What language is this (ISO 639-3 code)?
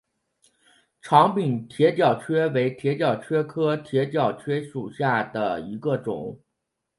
zho